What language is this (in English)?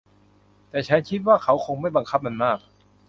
Thai